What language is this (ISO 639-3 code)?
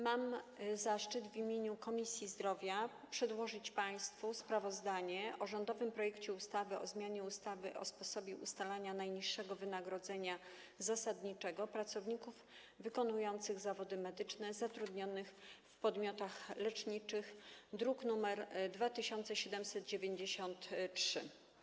pol